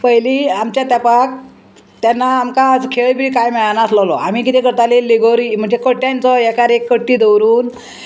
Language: Konkani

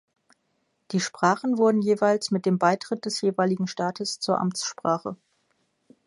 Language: German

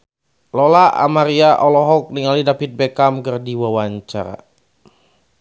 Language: Sundanese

